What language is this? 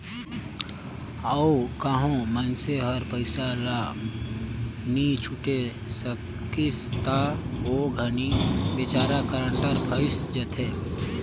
Chhattisgarhi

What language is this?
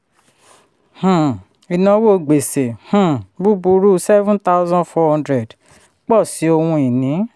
Yoruba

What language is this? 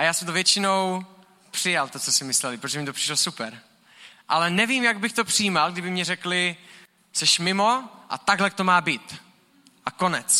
Czech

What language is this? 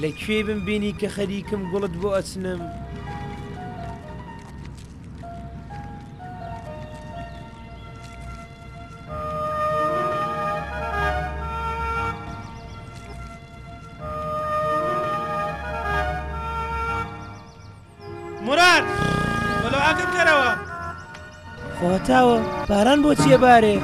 Arabic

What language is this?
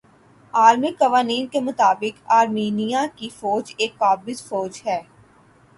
Urdu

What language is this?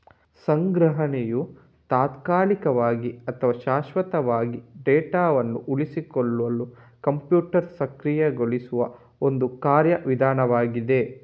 Kannada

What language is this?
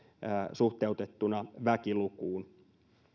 Finnish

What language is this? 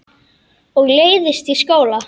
Icelandic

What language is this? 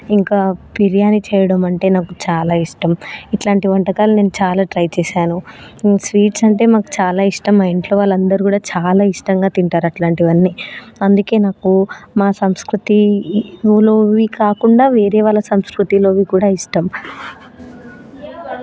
Telugu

